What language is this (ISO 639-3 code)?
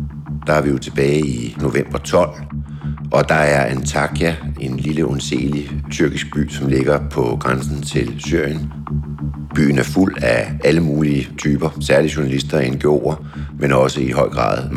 dan